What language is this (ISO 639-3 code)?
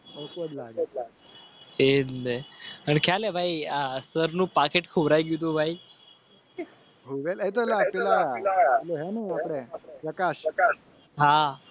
guj